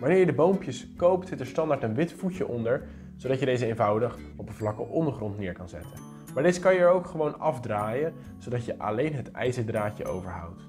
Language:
Dutch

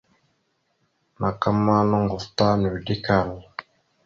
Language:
Mada (Cameroon)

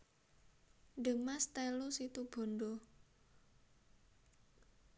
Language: Javanese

